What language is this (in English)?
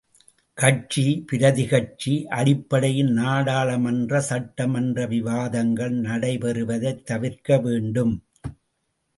Tamil